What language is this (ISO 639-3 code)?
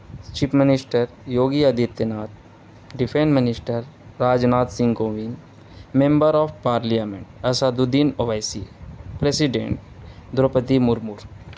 urd